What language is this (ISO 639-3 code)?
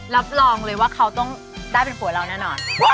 tha